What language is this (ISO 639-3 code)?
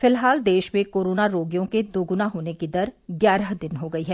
hin